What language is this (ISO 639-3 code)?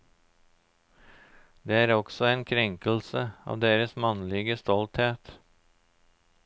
nor